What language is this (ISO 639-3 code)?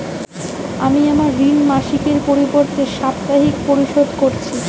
ben